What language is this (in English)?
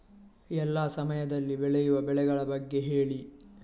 Kannada